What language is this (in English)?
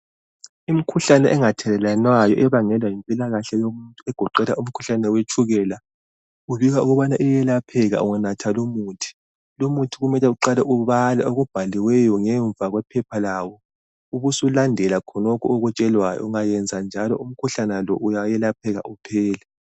North Ndebele